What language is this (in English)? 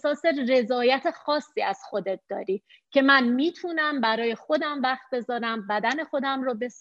Persian